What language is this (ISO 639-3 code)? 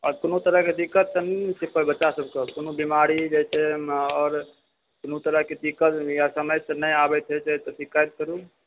mai